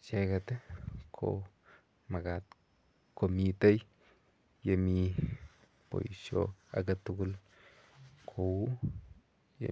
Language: Kalenjin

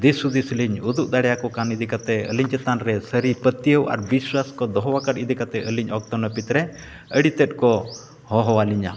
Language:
Santali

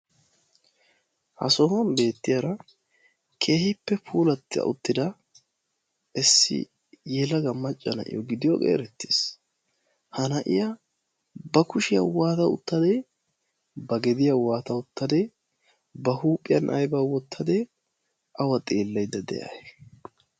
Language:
Wolaytta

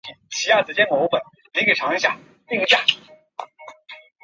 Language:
Chinese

